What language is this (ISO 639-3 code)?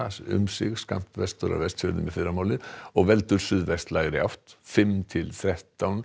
isl